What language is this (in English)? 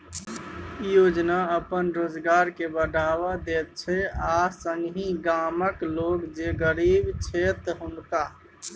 Maithili